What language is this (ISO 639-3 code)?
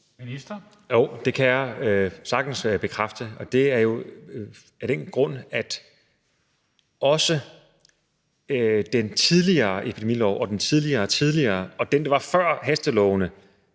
dan